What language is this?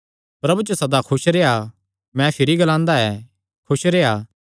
Kangri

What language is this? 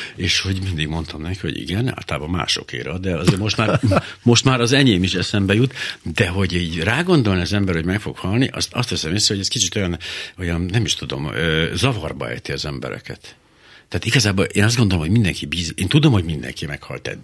Hungarian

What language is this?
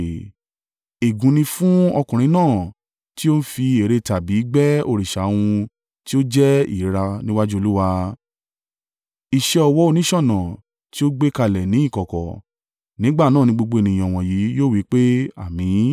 Yoruba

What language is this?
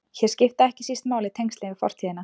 Icelandic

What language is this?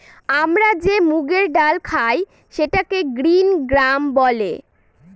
Bangla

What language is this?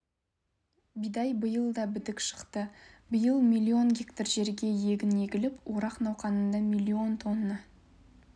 Kazakh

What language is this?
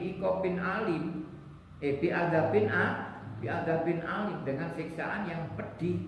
Indonesian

